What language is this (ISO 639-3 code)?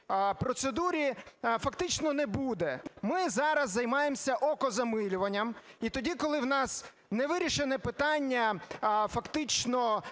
ukr